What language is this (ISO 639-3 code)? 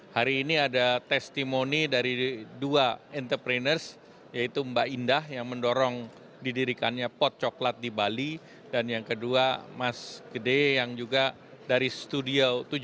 ind